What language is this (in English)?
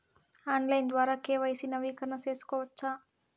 Telugu